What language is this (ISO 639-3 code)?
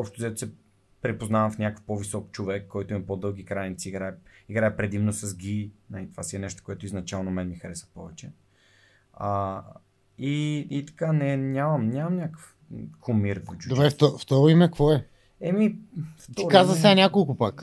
bul